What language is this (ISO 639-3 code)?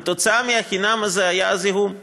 heb